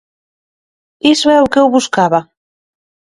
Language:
Galician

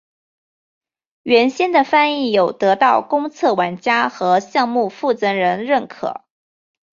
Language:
Chinese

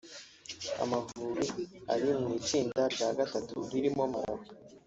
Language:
Kinyarwanda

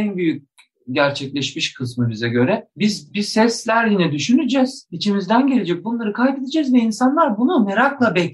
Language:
Turkish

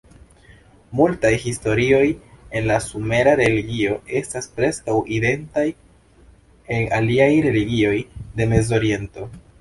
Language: Esperanto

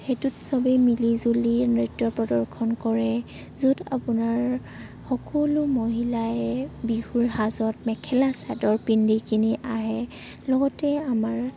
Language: Assamese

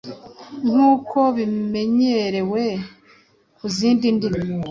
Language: Kinyarwanda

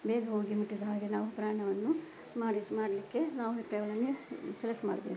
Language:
Kannada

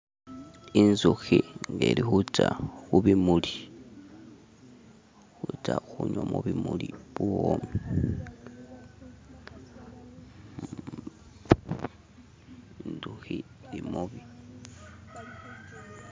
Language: Masaaba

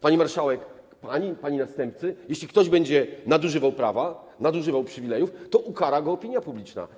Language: Polish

